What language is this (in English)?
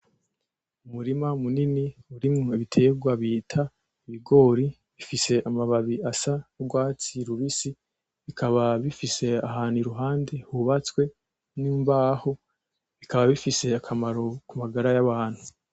Rundi